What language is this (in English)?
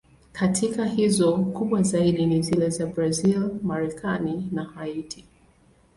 Swahili